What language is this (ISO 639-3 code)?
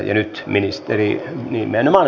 fin